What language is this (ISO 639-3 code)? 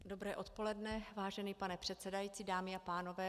ces